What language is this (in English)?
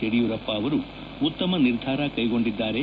Kannada